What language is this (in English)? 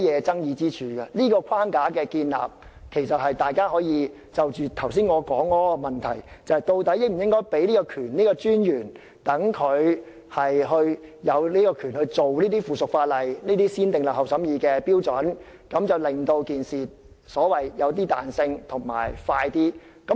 Cantonese